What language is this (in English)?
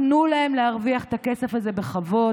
Hebrew